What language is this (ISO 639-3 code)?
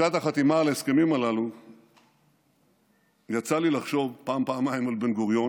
heb